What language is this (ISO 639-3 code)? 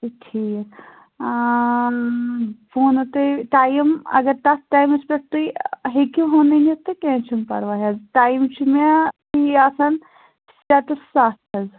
kas